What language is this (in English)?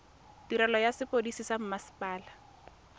Tswana